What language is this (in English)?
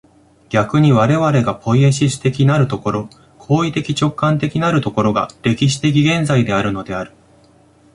Japanese